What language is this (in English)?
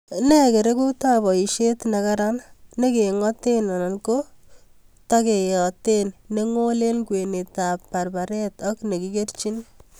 Kalenjin